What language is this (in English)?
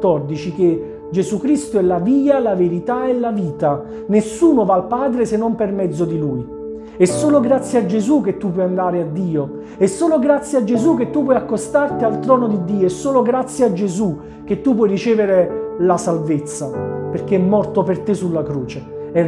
Italian